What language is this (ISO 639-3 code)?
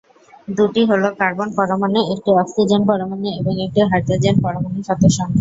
ben